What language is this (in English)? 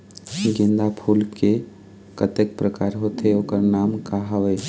Chhattisgarhi